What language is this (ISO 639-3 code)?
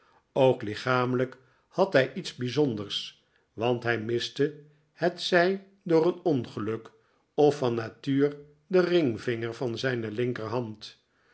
nld